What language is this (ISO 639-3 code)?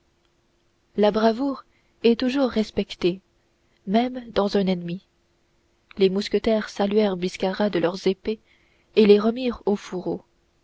fra